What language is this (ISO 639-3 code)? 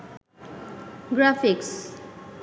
ben